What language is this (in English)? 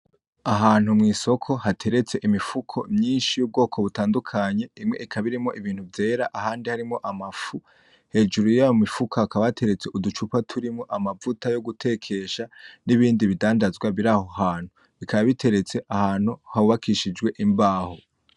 Rundi